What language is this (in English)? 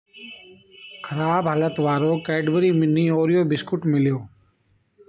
Sindhi